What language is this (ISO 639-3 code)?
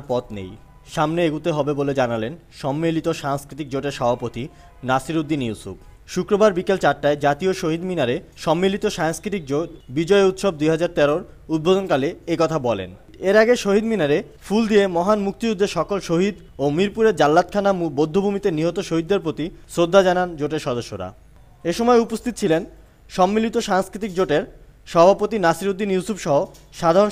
hin